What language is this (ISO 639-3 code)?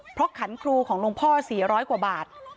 tha